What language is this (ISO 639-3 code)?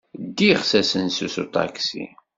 kab